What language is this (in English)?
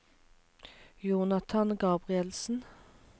Norwegian